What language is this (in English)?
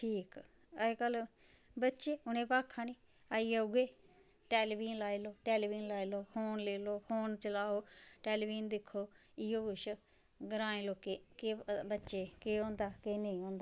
Dogri